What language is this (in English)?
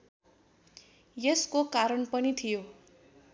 Nepali